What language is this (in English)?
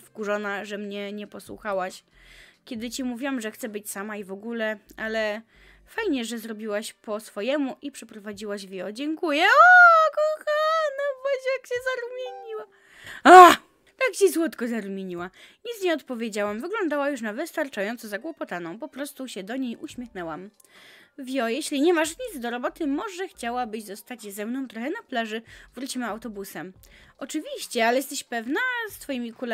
Polish